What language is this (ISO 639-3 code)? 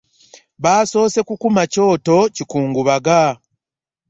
lug